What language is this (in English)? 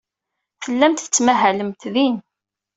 Kabyle